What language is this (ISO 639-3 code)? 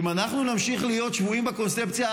heb